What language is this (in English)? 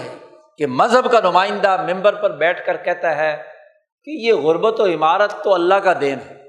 Urdu